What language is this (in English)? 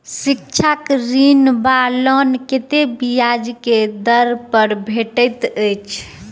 Maithili